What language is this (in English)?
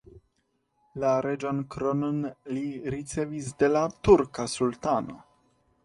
Esperanto